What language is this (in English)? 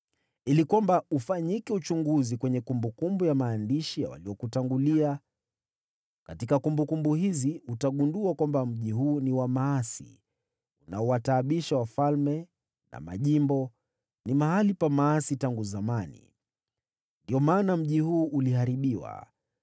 Swahili